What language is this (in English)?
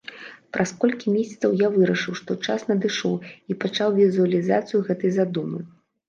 Belarusian